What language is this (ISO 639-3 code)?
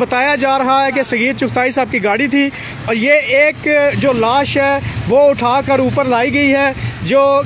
hin